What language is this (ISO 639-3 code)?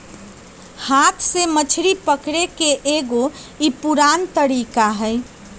mag